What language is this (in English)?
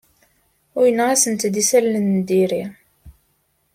Kabyle